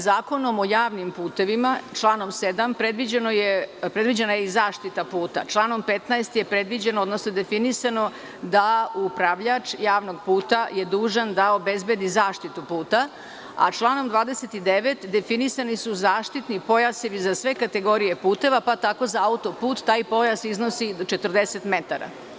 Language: Serbian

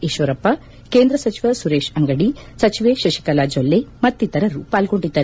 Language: Kannada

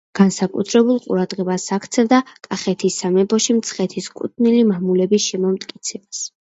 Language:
Georgian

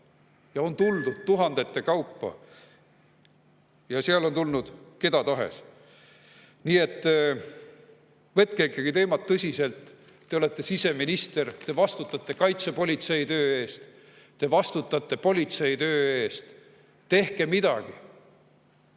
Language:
Estonian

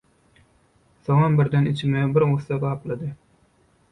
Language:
Turkmen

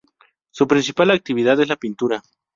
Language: Spanish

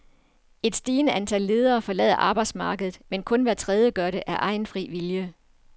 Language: Danish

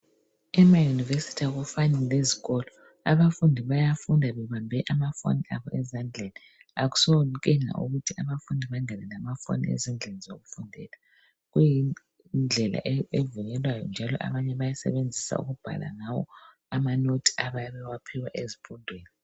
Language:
North Ndebele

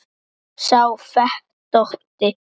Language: Icelandic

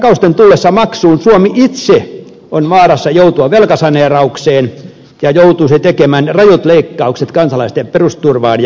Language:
Finnish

